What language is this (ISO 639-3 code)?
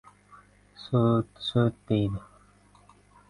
uzb